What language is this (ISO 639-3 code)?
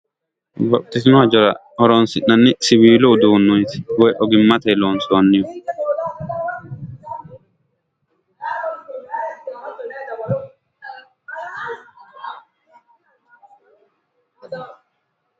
sid